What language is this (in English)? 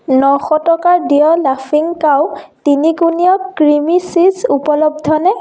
Assamese